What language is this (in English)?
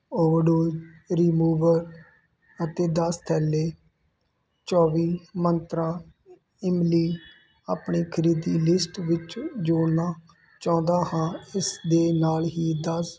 Punjabi